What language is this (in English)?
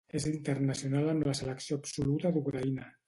Catalan